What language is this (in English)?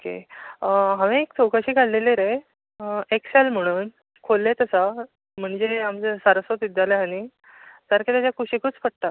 Konkani